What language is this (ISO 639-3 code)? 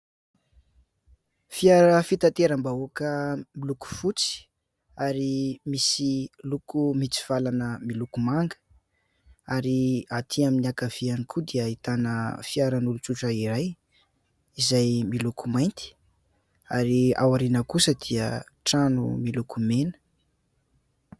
mlg